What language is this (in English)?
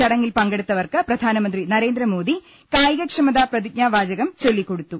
Malayalam